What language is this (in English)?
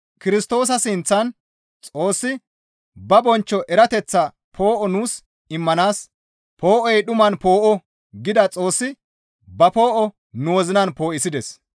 Gamo